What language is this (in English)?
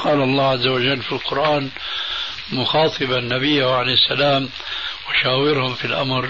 Arabic